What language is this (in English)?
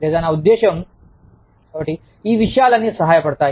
Telugu